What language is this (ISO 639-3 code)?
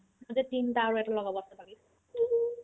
asm